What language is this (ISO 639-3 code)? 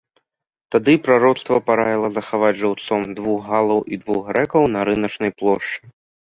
bel